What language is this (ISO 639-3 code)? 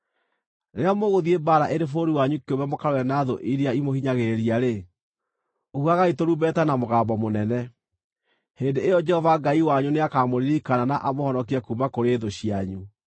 kik